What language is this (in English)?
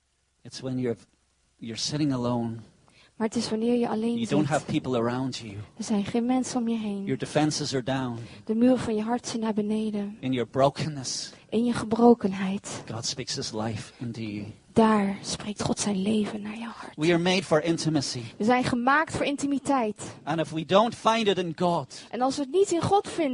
Dutch